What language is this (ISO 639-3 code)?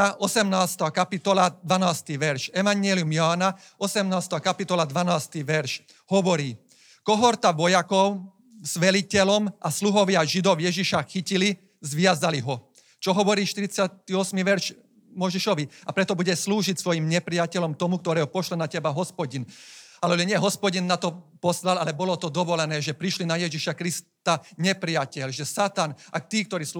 slk